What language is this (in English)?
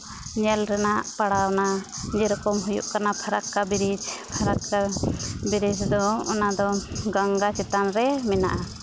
Santali